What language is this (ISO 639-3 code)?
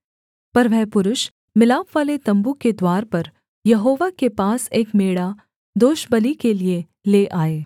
hin